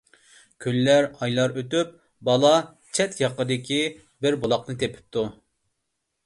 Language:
Uyghur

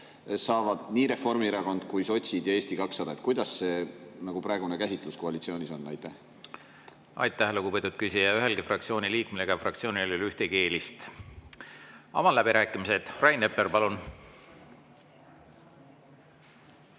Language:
Estonian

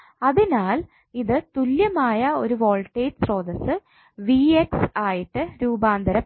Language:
Malayalam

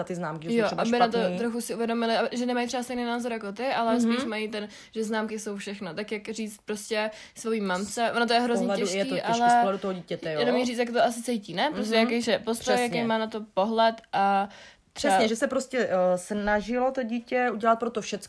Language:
Czech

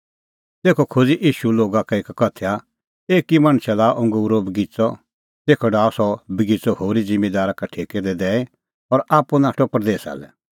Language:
Kullu Pahari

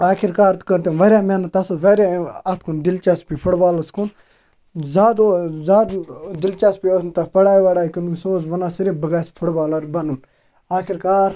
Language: Kashmiri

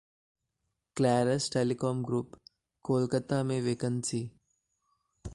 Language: Hindi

